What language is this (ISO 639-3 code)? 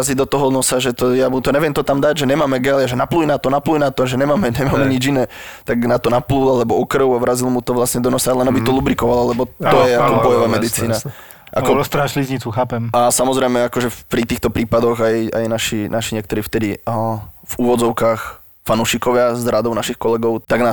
slk